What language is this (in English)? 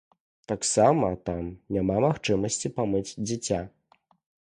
Belarusian